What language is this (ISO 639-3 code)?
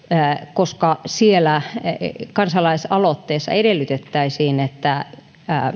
fin